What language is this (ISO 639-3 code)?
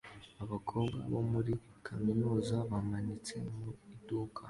kin